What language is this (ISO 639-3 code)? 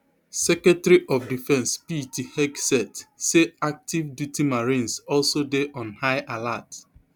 pcm